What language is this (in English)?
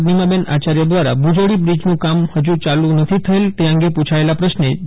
Gujarati